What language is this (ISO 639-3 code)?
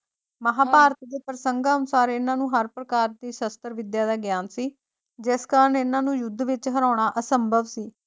pan